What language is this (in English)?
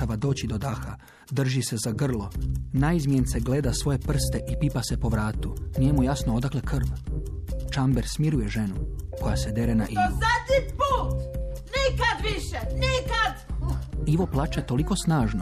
Croatian